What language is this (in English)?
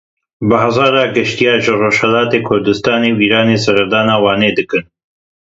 Kurdish